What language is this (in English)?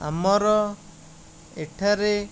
Odia